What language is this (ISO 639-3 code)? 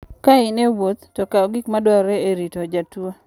luo